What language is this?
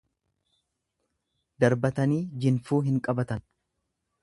Oromo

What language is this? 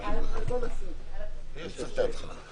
Hebrew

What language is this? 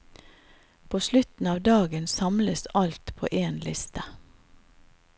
Norwegian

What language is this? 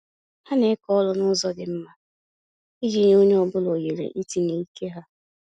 Igbo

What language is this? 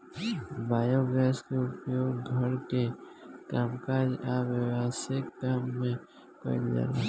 Bhojpuri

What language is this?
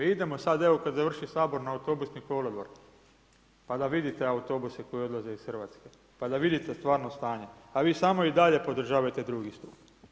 Croatian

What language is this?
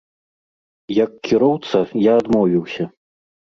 Belarusian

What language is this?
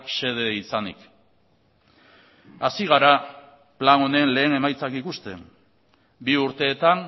Basque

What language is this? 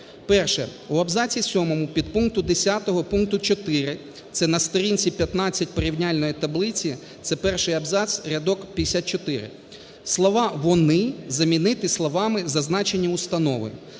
Ukrainian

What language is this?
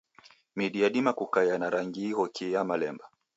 Taita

